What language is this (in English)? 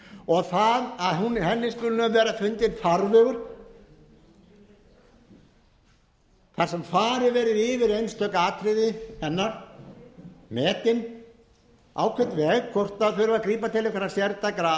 Icelandic